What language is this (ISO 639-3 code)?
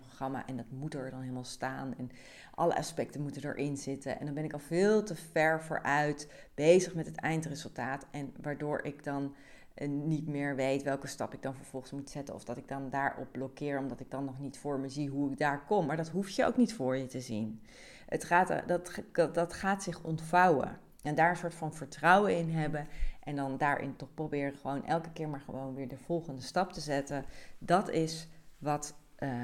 nld